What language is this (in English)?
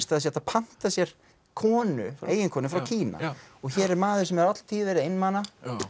Icelandic